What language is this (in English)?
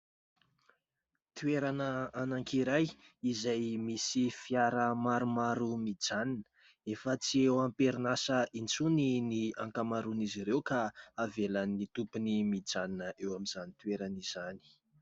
Malagasy